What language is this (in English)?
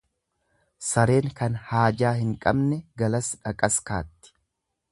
Oromo